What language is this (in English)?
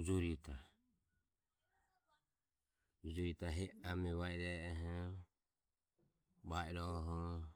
Ömie